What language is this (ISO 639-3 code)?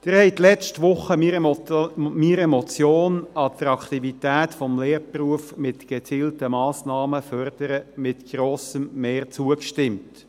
gsw